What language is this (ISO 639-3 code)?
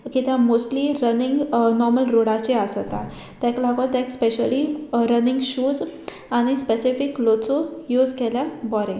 kok